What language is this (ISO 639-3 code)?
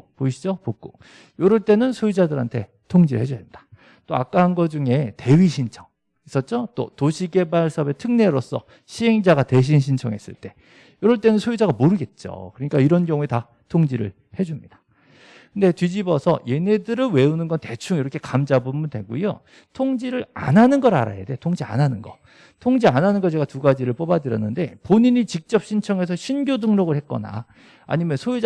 kor